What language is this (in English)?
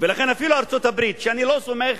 Hebrew